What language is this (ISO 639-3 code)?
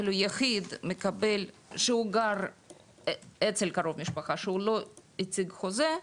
heb